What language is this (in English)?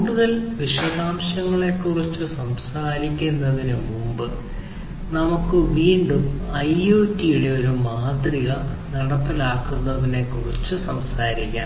Malayalam